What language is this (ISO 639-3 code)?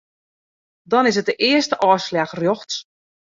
fry